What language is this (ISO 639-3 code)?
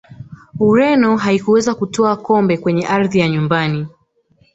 swa